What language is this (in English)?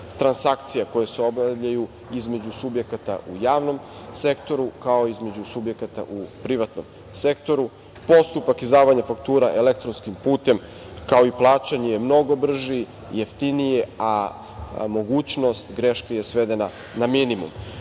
Serbian